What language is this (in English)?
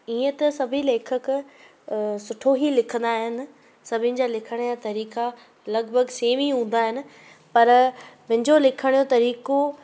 Sindhi